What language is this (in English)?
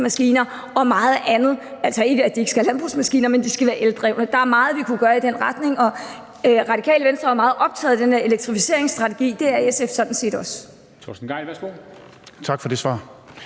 Danish